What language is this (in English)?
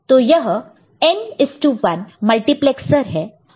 Hindi